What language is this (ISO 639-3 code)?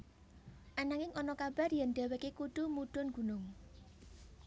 jav